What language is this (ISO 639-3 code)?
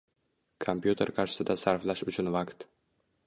uzb